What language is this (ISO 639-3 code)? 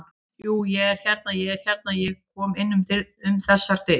isl